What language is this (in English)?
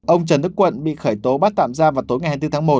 Vietnamese